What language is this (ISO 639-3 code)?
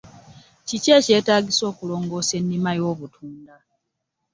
lug